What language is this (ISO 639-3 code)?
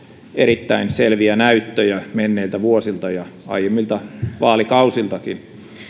fin